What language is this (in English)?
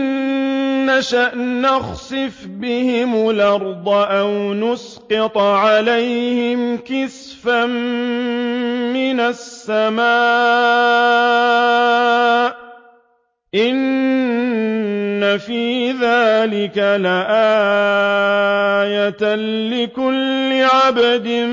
Arabic